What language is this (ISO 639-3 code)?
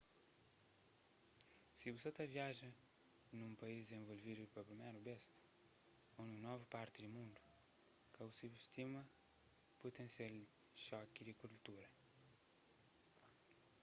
kea